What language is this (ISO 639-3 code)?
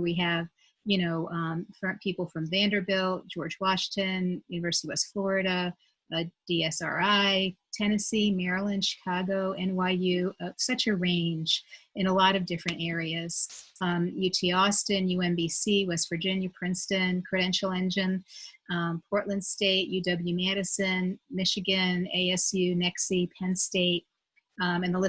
eng